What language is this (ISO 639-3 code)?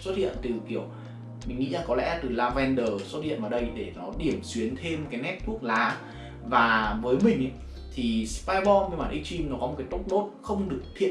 vie